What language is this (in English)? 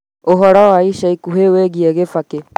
Kikuyu